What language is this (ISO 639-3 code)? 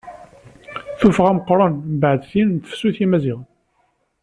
kab